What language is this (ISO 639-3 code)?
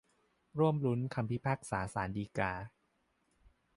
tha